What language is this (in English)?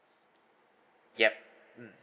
English